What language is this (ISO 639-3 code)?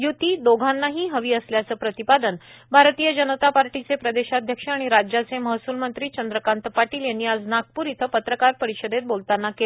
mar